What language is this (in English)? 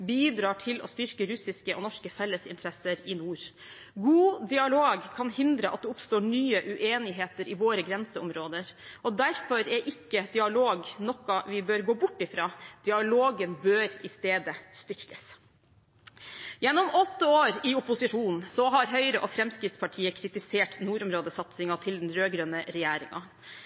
Norwegian Bokmål